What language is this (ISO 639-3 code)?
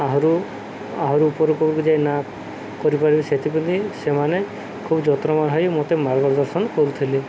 ori